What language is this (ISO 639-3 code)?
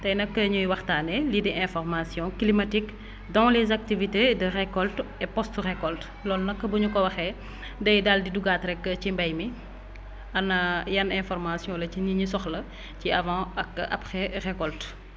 wol